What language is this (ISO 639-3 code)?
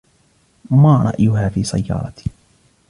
ara